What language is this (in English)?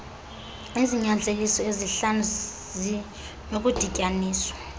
Xhosa